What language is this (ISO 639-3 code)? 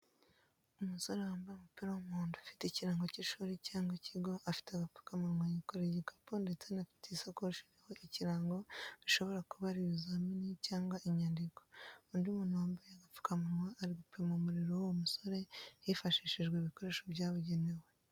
kin